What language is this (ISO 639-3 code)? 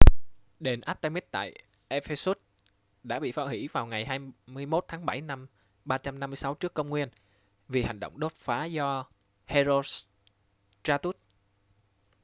vie